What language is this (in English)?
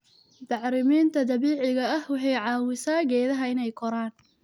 Somali